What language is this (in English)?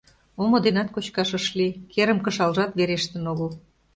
Mari